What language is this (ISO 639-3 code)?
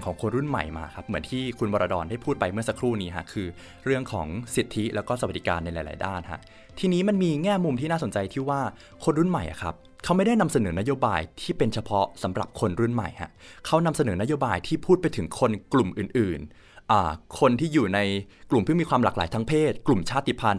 tha